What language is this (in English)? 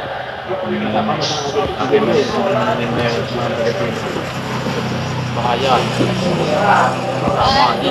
Indonesian